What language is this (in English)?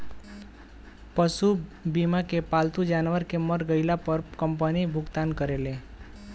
Bhojpuri